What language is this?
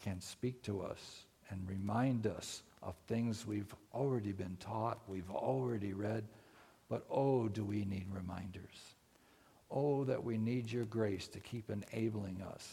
English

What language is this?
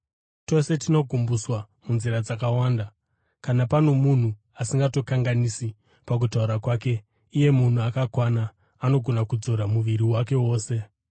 Shona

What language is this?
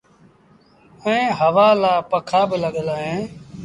Sindhi Bhil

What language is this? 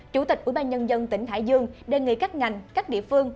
Vietnamese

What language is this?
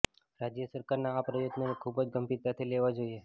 Gujarati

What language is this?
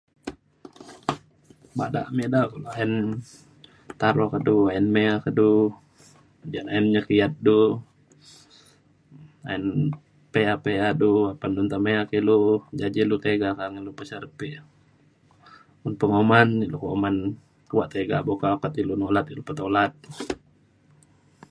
Mainstream Kenyah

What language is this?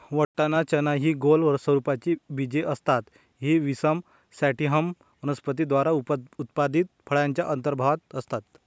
Marathi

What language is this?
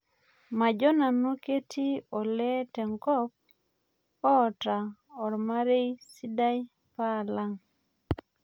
Masai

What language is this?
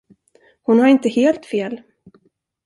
Swedish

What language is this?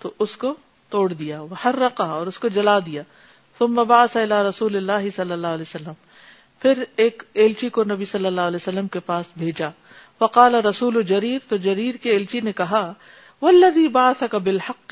Urdu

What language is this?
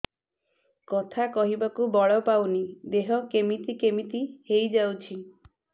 Odia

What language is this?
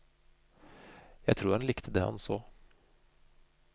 Norwegian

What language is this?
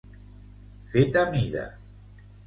Catalan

